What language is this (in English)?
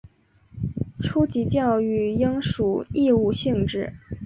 Chinese